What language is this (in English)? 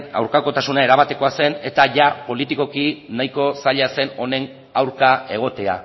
Basque